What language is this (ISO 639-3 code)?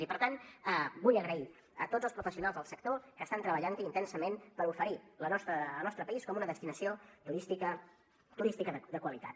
cat